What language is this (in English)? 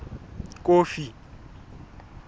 Southern Sotho